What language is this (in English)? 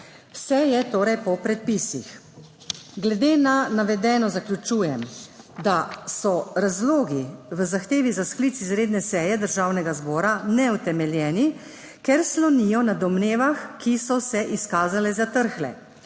Slovenian